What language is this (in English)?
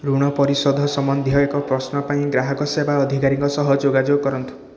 Odia